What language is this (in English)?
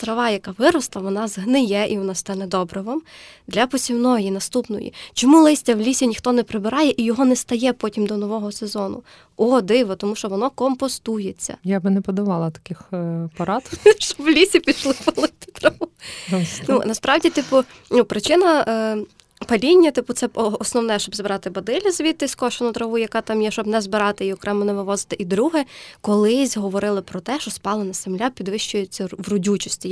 Ukrainian